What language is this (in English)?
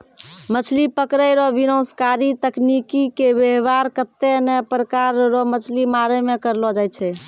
Maithili